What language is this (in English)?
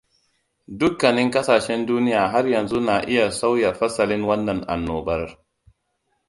Hausa